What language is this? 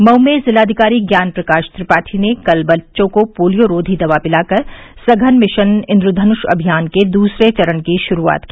Hindi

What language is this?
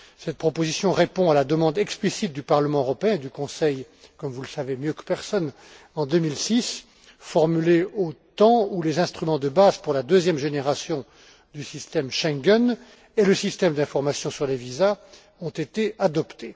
French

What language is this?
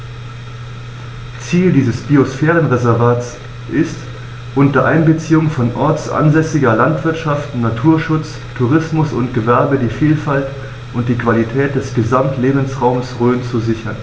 German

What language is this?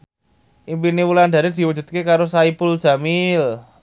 Javanese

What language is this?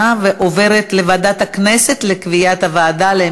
Hebrew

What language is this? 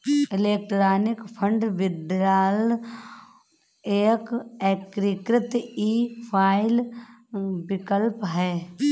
Hindi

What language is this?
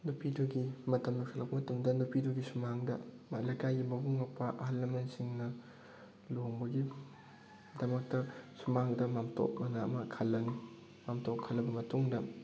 Manipuri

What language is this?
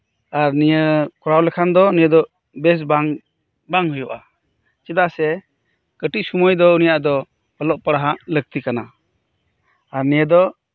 Santali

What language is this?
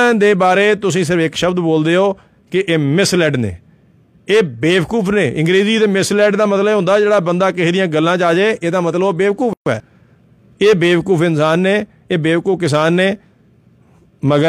Punjabi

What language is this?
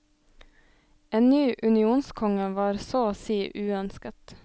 Norwegian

